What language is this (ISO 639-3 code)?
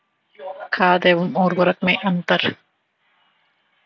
hin